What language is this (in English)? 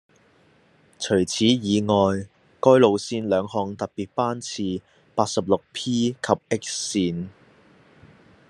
Cantonese